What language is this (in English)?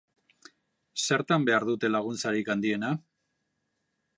Basque